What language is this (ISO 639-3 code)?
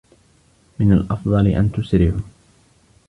ara